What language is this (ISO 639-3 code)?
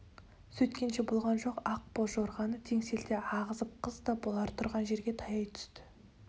kaz